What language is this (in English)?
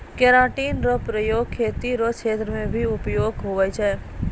Maithili